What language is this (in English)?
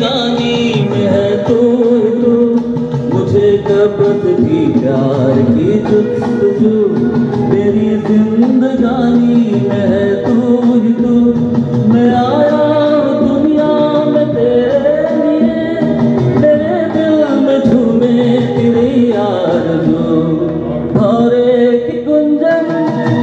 Arabic